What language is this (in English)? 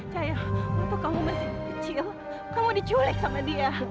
Indonesian